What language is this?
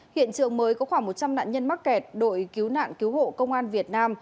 Vietnamese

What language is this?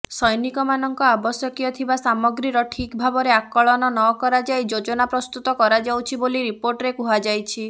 Odia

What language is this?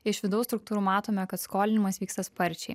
Lithuanian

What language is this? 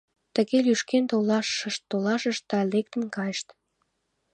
Mari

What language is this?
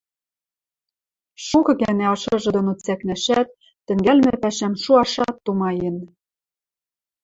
Western Mari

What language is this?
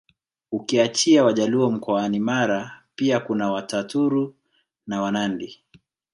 Swahili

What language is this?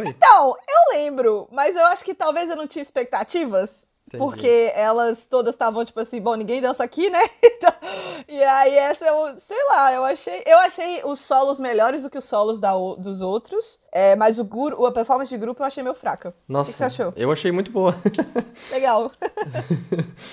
Portuguese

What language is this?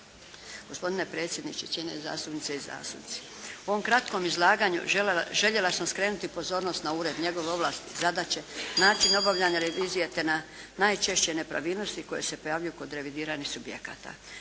Croatian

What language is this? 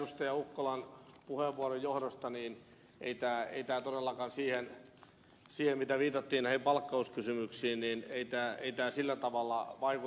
Finnish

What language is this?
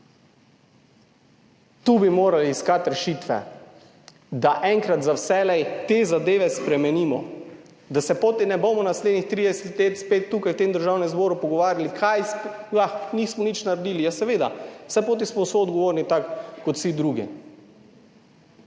Slovenian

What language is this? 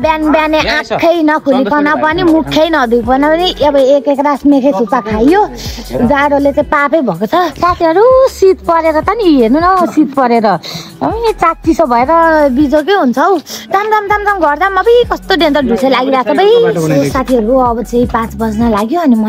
Thai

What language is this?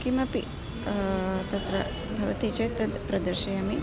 Sanskrit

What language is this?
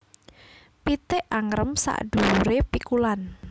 Javanese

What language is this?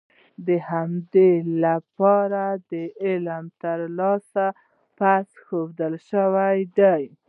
Pashto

